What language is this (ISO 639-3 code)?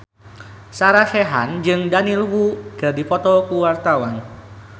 sun